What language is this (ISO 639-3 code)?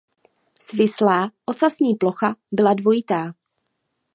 ces